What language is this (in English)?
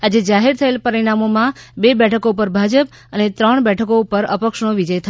Gujarati